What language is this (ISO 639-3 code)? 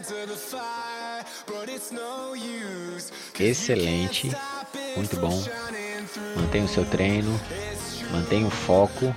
por